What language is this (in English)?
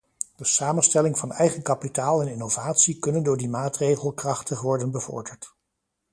Dutch